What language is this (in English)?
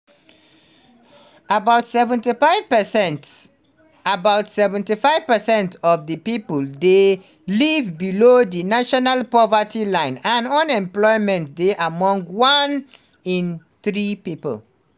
Nigerian Pidgin